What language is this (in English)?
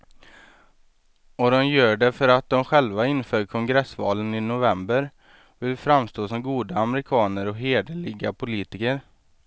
Swedish